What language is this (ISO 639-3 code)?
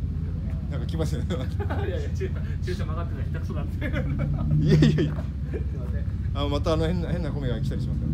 jpn